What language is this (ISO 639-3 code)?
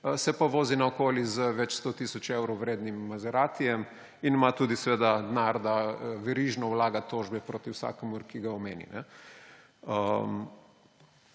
slv